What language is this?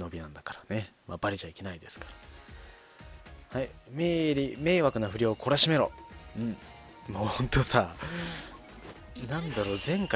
Japanese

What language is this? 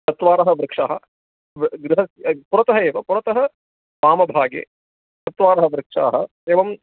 Sanskrit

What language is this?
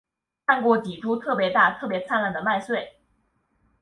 Chinese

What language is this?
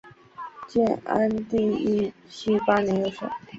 Chinese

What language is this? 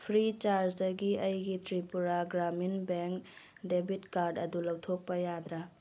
Manipuri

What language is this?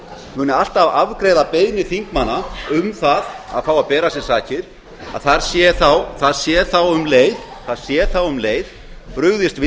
Icelandic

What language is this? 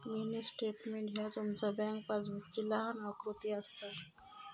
Marathi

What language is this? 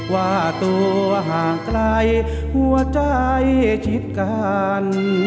Thai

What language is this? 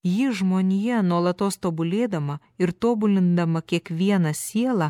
Lithuanian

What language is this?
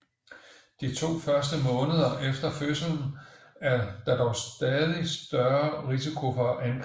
Danish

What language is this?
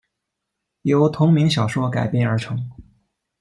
Chinese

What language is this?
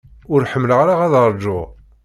Kabyle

